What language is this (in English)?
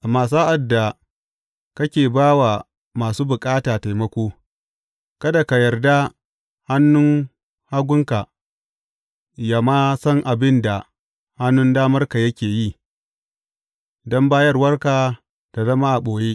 Hausa